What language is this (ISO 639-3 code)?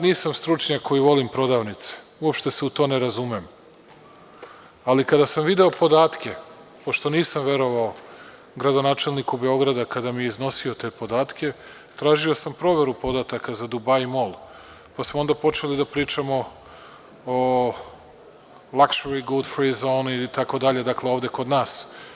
srp